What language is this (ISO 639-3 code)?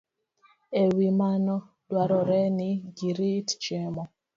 luo